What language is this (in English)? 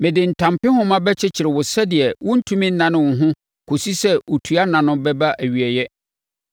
Akan